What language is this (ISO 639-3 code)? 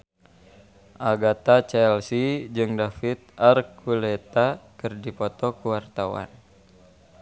sun